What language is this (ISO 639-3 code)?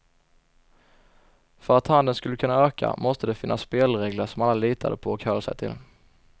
swe